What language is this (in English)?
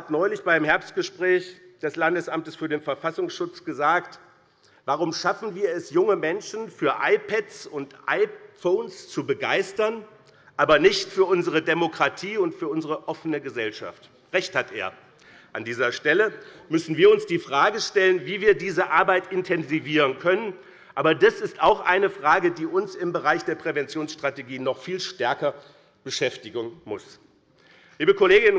German